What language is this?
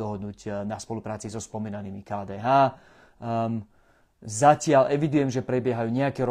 Slovak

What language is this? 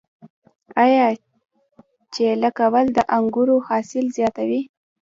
Pashto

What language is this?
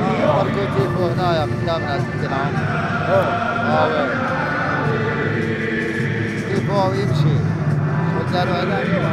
Arabic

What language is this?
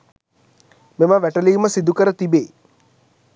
Sinhala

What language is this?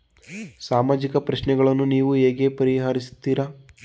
Kannada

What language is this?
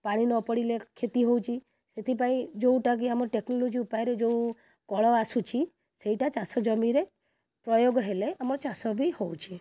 Odia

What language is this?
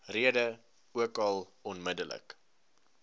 Afrikaans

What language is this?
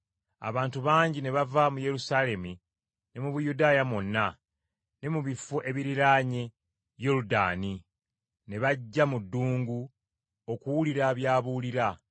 Ganda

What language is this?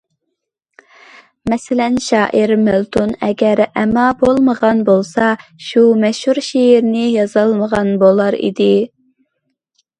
Uyghur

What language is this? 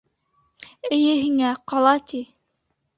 Bashkir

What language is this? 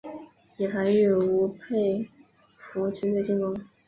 Chinese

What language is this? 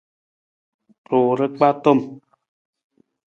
Nawdm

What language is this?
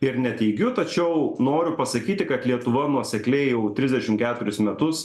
Lithuanian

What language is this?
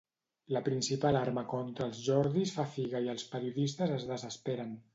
Catalan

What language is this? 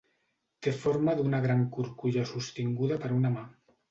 Catalan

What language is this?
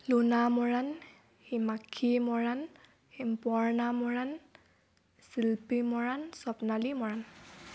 Assamese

